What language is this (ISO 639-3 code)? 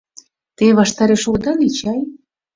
chm